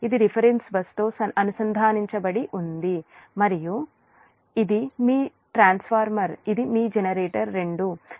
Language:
Telugu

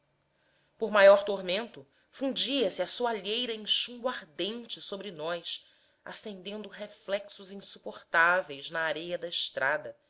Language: Portuguese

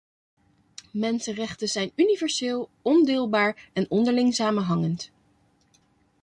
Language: Dutch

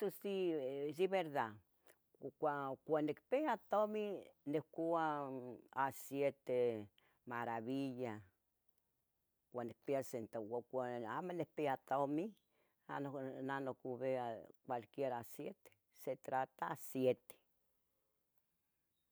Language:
Tetelcingo Nahuatl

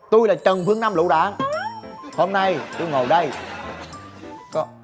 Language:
Vietnamese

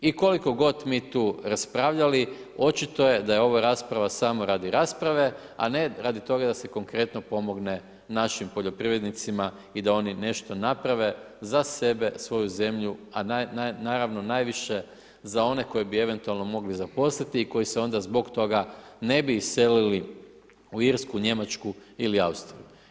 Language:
Croatian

